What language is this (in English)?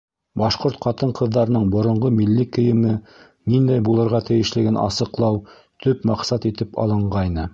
Bashkir